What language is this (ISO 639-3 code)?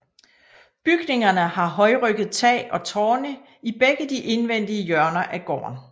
dan